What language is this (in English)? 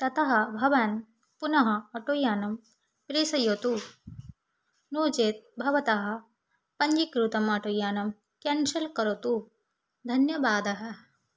Sanskrit